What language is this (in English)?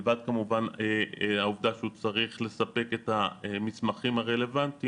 Hebrew